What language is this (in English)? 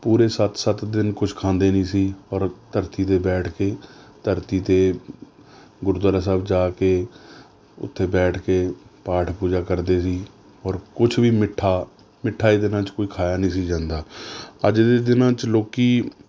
Punjabi